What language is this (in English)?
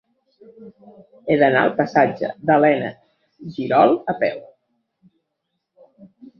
Catalan